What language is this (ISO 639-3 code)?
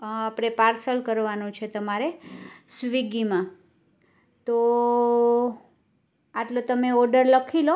guj